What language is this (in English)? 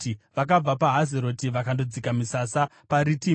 Shona